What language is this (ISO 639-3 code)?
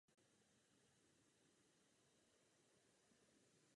ces